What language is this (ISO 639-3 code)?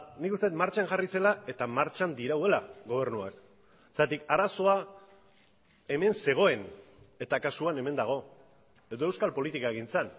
eus